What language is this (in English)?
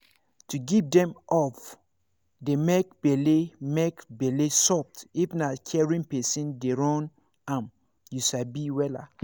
Nigerian Pidgin